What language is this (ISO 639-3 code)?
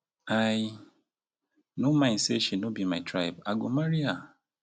pcm